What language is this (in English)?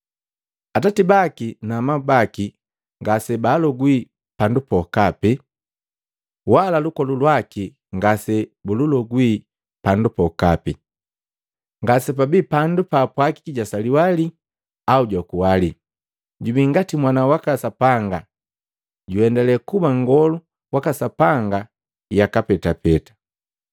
Matengo